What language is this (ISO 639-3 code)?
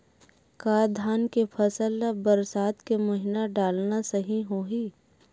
hne